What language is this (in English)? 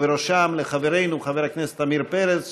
Hebrew